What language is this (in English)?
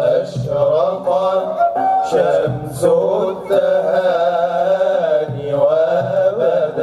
Arabic